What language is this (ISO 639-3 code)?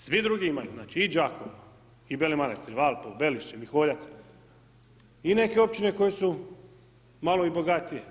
hrv